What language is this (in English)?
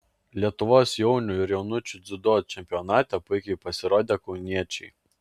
Lithuanian